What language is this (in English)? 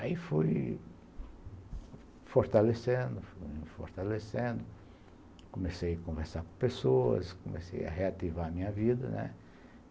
Portuguese